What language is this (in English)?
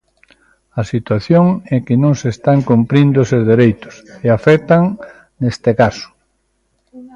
Galician